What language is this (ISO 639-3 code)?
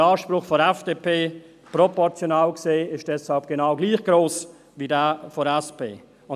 gsw